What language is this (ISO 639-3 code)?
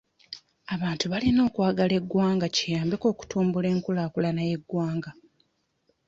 lug